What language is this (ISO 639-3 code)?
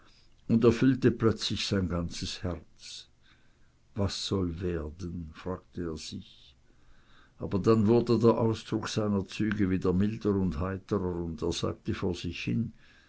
deu